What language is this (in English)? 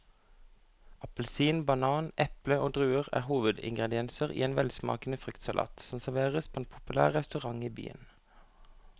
Norwegian